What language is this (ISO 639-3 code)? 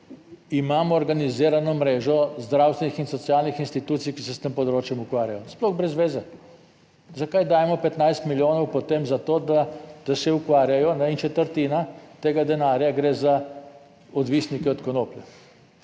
slv